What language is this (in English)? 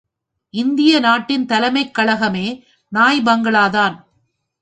Tamil